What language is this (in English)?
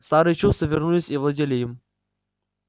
Russian